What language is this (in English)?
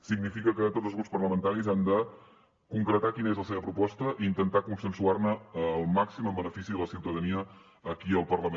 Catalan